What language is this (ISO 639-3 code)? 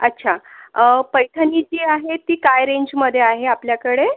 mar